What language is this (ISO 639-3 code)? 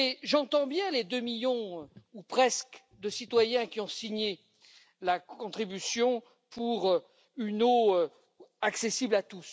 fra